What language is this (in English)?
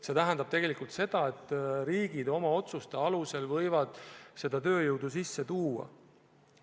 Estonian